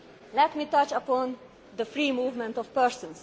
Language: English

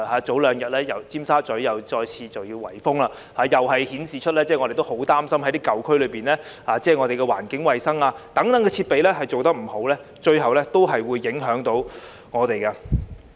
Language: Cantonese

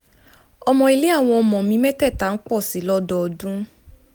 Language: Yoruba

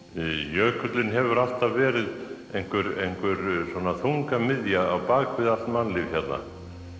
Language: Icelandic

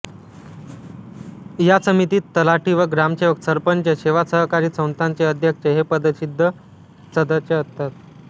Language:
Marathi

